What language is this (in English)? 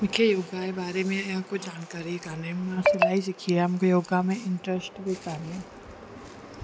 Sindhi